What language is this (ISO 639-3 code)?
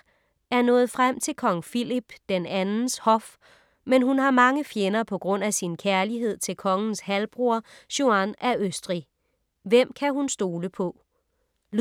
dan